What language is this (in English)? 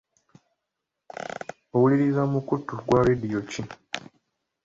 Ganda